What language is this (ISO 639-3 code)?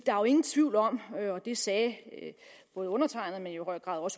dan